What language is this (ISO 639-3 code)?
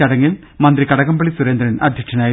mal